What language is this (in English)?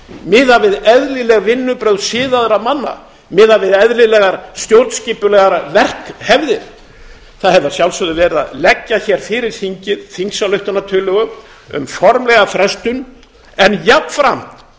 Icelandic